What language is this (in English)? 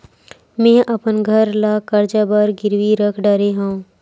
Chhattisgarhi